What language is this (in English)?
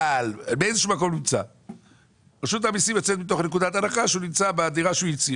Hebrew